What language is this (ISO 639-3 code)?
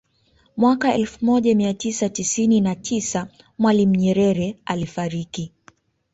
swa